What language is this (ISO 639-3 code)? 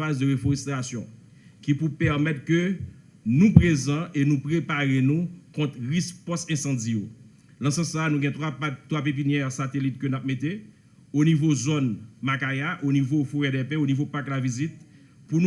fra